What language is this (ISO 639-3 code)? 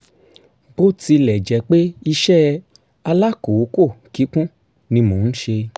yor